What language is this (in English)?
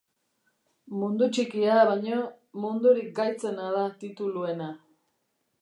Basque